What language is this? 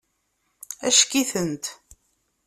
Kabyle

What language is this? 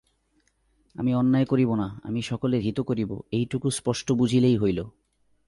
Bangla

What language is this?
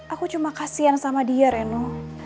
Indonesian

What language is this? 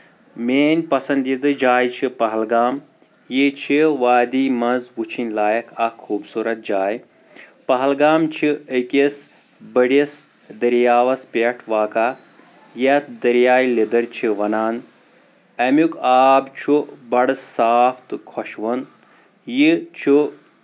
Kashmiri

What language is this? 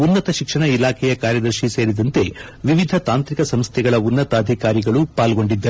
Kannada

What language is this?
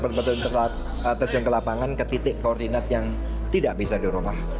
Indonesian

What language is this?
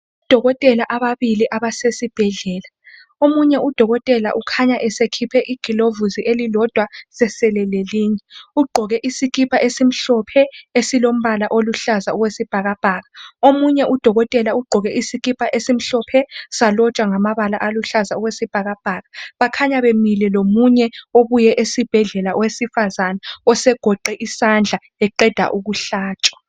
North Ndebele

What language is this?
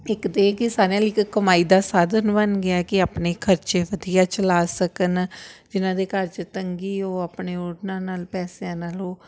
Punjabi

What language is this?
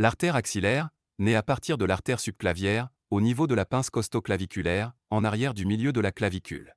French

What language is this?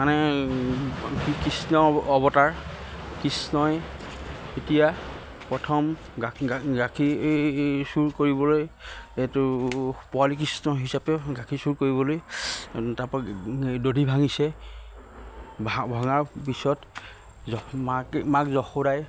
Assamese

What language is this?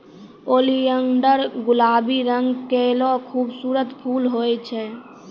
Maithili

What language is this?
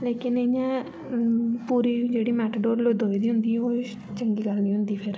Dogri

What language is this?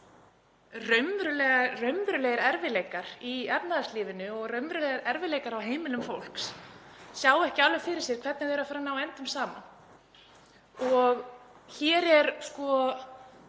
Icelandic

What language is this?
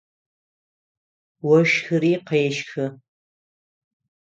Adyghe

